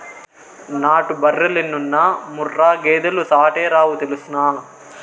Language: Telugu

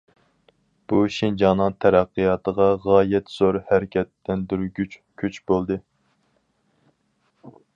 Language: Uyghur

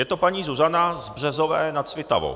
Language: Czech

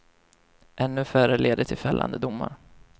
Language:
Swedish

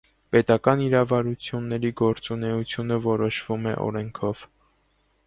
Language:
Armenian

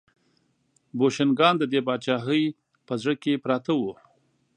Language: Pashto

